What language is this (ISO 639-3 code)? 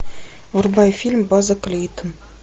rus